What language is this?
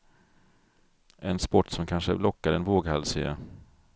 Swedish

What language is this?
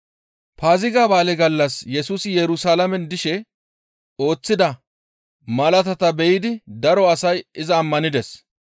Gamo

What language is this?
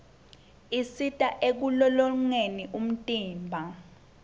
Swati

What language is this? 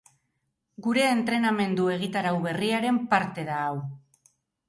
Basque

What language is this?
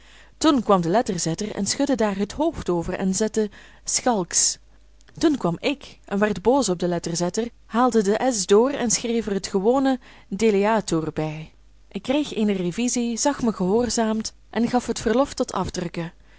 Dutch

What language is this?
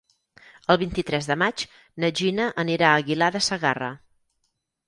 Catalan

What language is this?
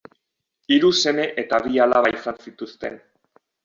Basque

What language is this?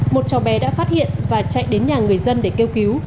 Vietnamese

